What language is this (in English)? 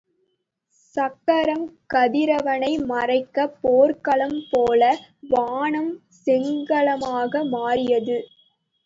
Tamil